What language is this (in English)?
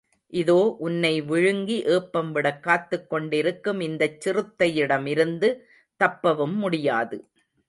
Tamil